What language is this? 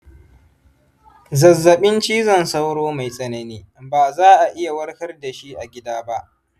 Hausa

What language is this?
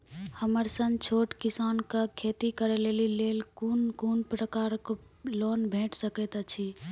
Maithili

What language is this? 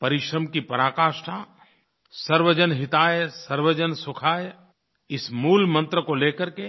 Hindi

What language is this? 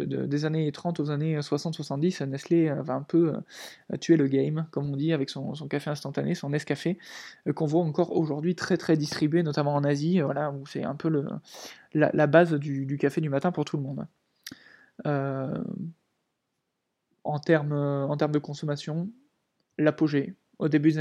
French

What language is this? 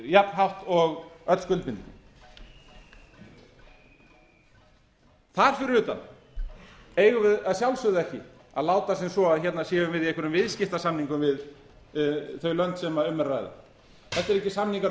Icelandic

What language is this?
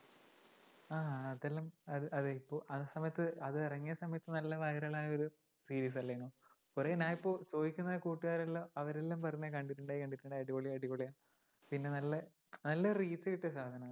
Malayalam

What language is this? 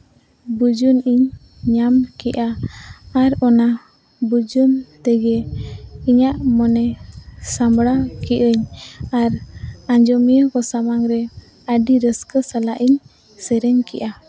Santali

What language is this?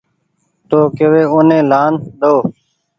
Goaria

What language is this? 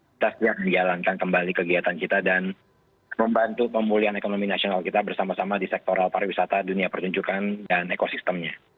Indonesian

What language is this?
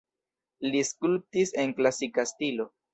Esperanto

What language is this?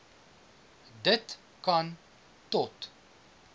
Afrikaans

